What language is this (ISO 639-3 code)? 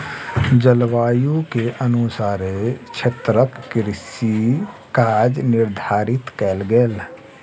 mai